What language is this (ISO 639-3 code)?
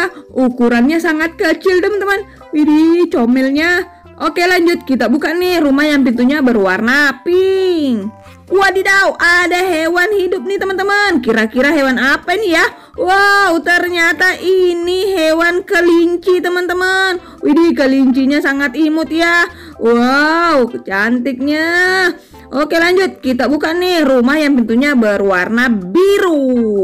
ind